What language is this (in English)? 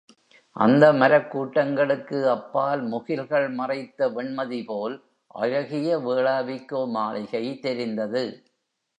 Tamil